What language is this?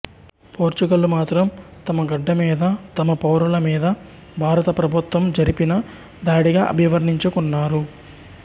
Telugu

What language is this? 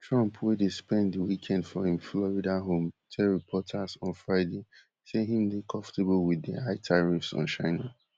Nigerian Pidgin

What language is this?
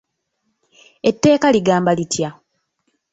Ganda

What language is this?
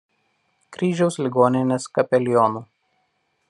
Lithuanian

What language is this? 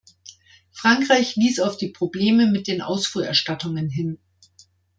German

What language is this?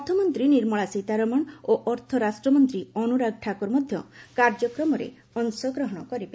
Odia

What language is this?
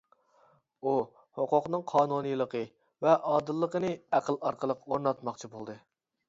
Uyghur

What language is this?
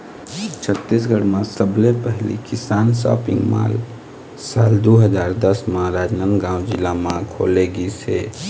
Chhattisgarhi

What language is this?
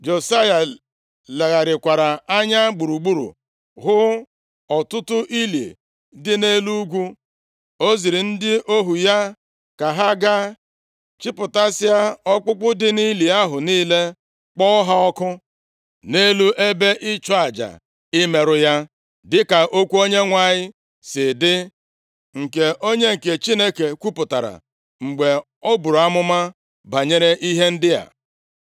Igbo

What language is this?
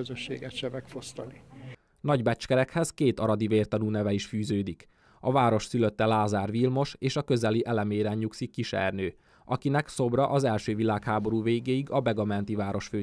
Hungarian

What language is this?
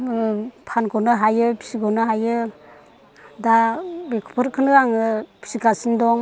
Bodo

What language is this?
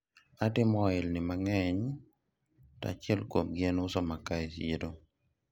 Luo (Kenya and Tanzania)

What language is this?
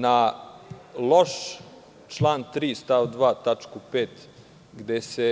Serbian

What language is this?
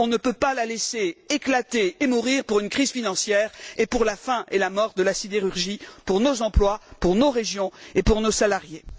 French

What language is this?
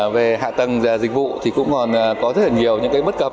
Vietnamese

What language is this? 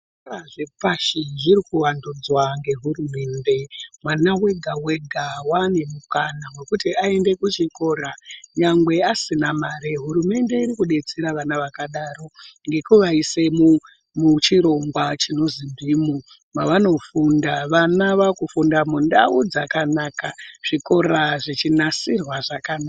Ndau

